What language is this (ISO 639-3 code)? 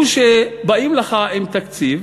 heb